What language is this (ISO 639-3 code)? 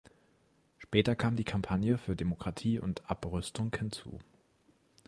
deu